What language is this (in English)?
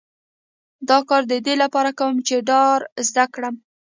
Pashto